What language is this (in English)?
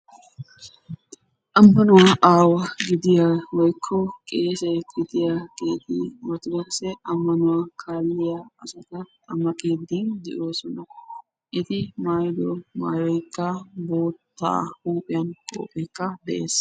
Wolaytta